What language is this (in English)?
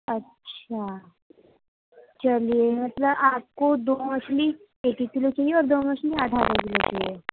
Urdu